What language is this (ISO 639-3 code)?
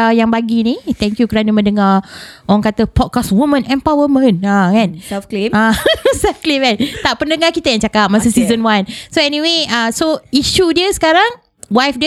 msa